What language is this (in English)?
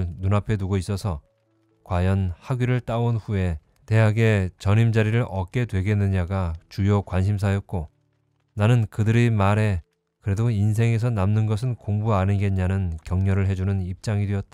Korean